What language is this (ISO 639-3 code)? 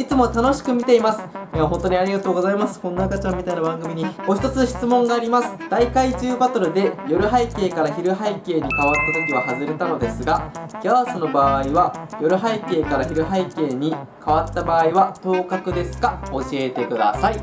jpn